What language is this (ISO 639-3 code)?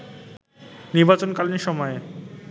ben